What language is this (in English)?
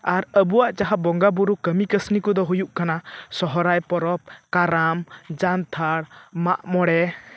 Santali